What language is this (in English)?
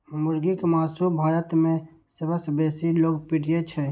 Maithili